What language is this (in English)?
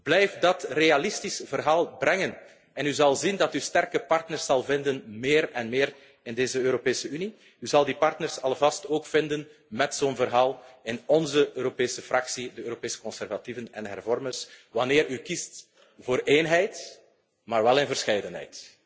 Dutch